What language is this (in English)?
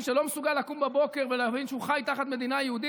Hebrew